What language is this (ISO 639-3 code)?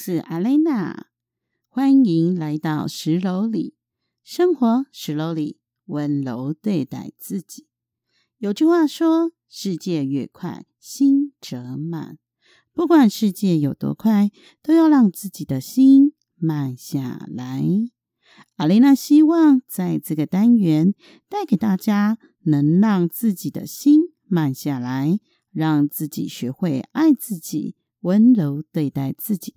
zho